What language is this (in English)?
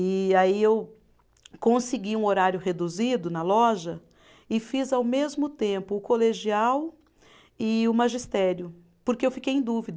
Portuguese